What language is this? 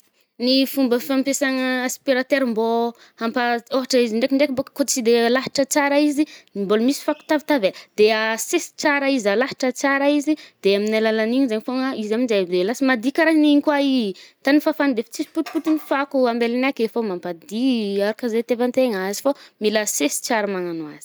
Northern Betsimisaraka Malagasy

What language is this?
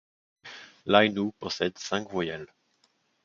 French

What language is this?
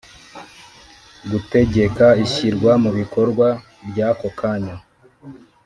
Kinyarwanda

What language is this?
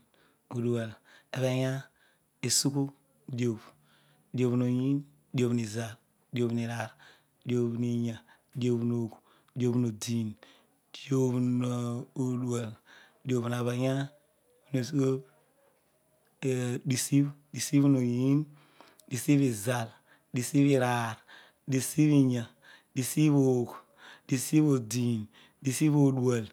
Odual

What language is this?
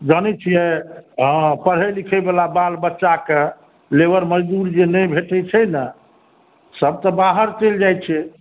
Maithili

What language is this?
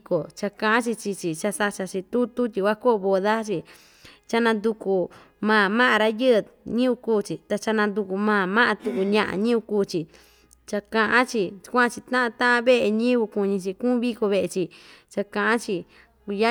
Ixtayutla Mixtec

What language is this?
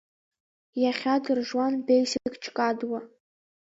Abkhazian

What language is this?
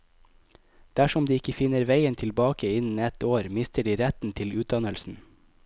Norwegian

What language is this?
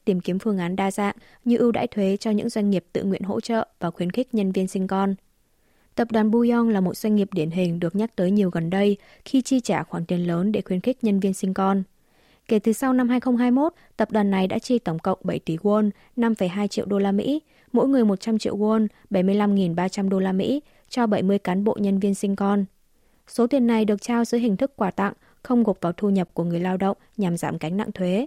Vietnamese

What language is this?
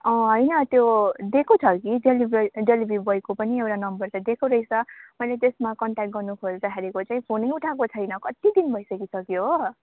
Nepali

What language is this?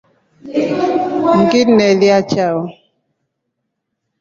Rombo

